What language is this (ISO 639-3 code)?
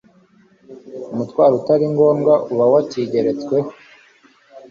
kin